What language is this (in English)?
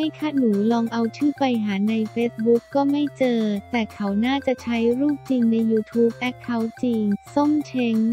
Thai